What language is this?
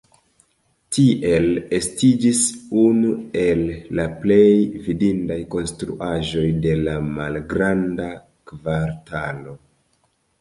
Esperanto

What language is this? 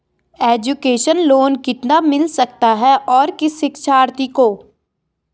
Hindi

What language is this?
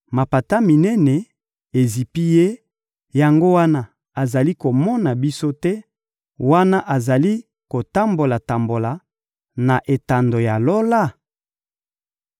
Lingala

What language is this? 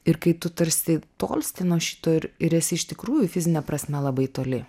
Lithuanian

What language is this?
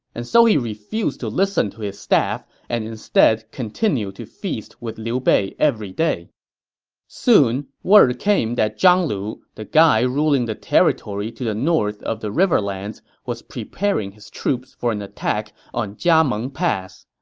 English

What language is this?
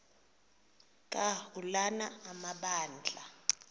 Xhosa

